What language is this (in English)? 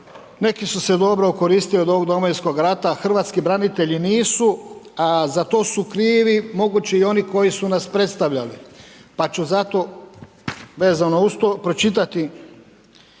Croatian